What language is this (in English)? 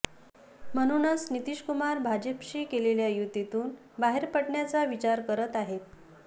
Marathi